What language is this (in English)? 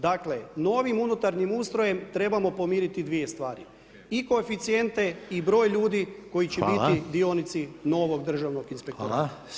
Croatian